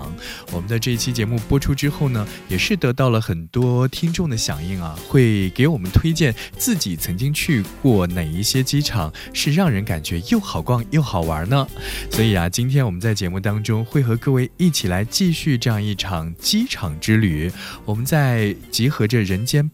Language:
Chinese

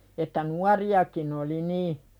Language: Finnish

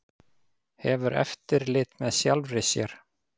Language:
Icelandic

